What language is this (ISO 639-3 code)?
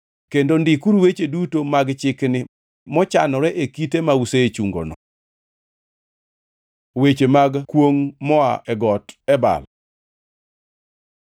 luo